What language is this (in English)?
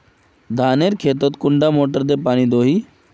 Magahi